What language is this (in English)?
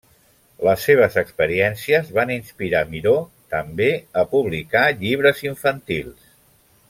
Catalan